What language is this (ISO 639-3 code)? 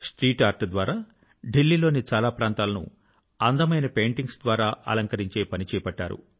tel